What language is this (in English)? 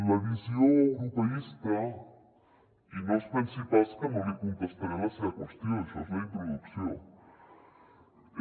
Catalan